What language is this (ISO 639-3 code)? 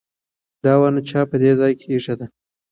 pus